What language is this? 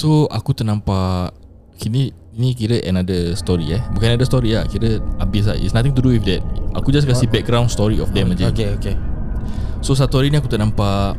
Malay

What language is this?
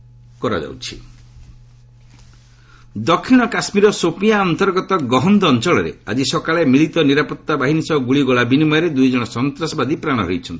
Odia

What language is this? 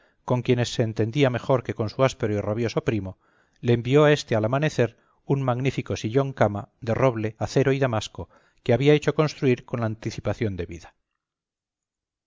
Spanish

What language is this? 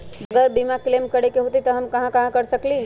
Magahi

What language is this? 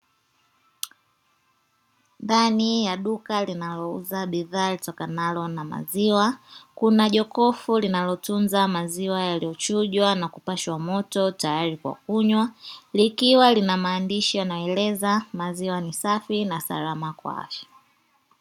Swahili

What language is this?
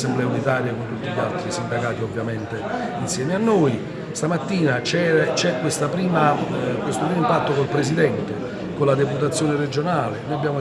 Italian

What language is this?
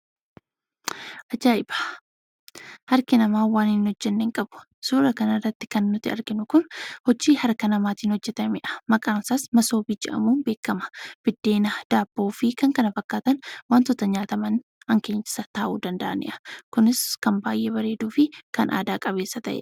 Oromo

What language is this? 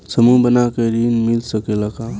Bhojpuri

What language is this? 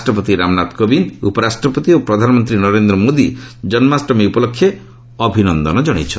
Odia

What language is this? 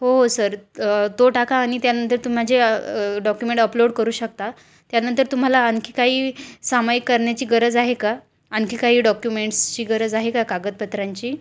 Marathi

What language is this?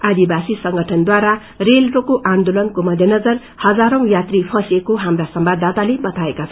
Nepali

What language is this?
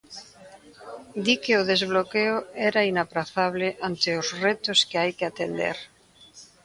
Galician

